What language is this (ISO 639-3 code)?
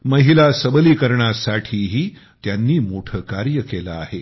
mar